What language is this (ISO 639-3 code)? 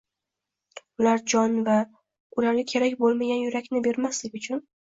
uzb